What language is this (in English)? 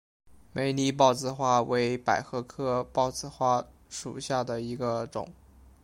Chinese